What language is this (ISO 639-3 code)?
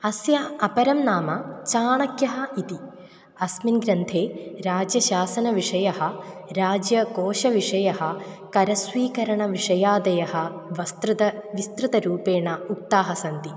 san